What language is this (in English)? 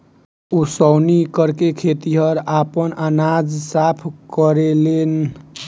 Bhojpuri